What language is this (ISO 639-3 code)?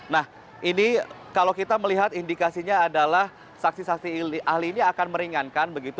ind